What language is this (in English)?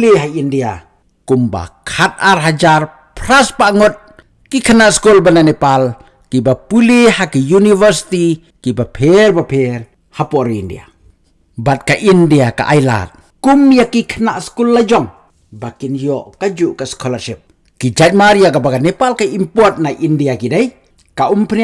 Indonesian